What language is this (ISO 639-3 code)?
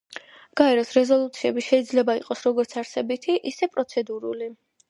kat